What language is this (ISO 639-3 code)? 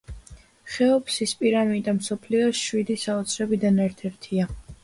kat